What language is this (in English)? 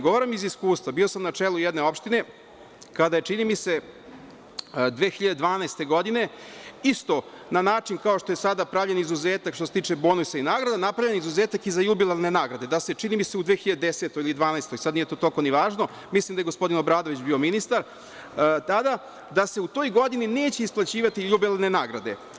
Serbian